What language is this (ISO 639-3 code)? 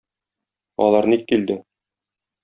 tat